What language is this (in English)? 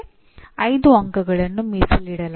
Kannada